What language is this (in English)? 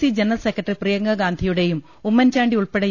Malayalam